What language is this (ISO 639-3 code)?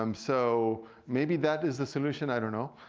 eng